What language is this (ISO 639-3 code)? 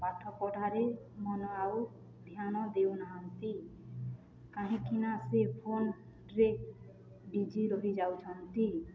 ori